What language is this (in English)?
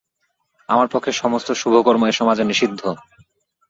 Bangla